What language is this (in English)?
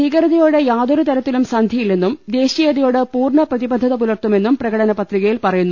Malayalam